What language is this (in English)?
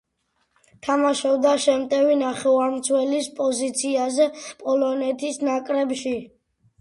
Georgian